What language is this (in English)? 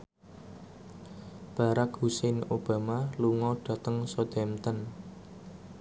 Javanese